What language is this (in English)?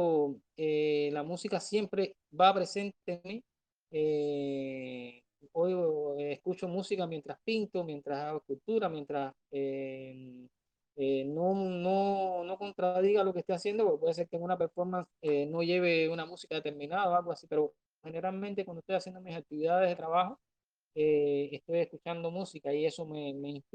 Spanish